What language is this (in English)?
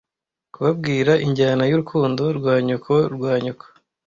Kinyarwanda